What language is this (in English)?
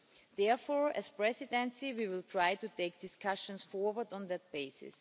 English